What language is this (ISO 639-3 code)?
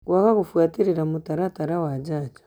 kik